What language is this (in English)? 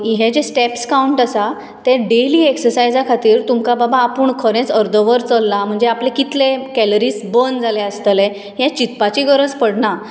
Konkani